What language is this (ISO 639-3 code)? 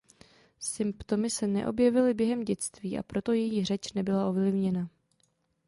ces